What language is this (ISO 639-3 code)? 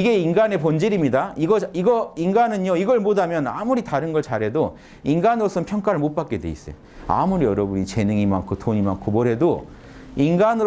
kor